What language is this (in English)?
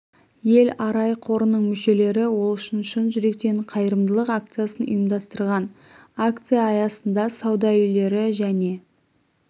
Kazakh